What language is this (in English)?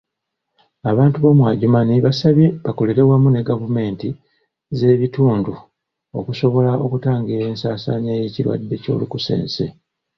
Ganda